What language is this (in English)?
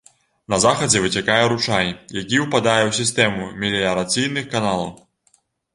Belarusian